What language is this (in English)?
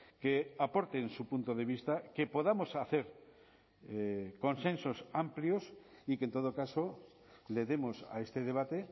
Spanish